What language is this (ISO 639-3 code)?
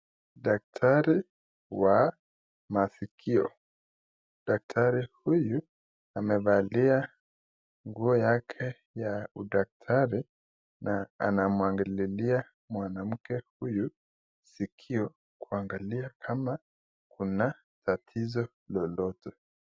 swa